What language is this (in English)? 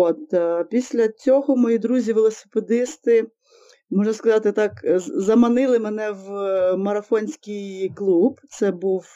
Ukrainian